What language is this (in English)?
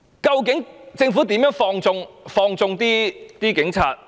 Cantonese